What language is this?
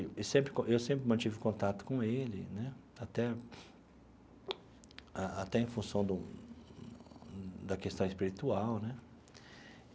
Portuguese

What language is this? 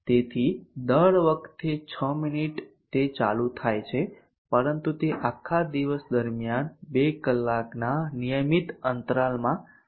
Gujarati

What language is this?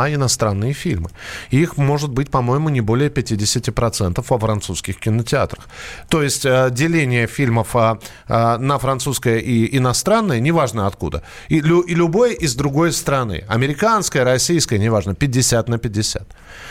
Russian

